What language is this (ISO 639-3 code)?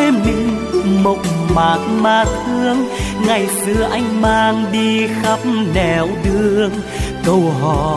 vie